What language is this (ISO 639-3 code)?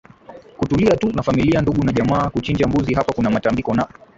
swa